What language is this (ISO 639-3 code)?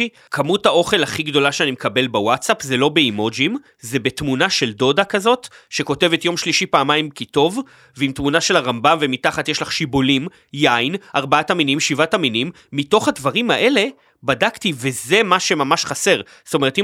heb